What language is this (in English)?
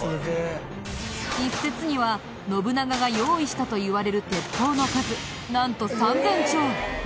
Japanese